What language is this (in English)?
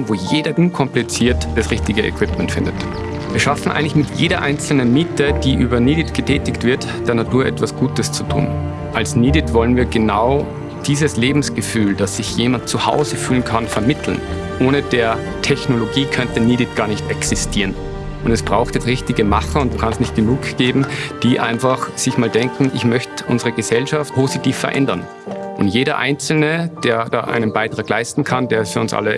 German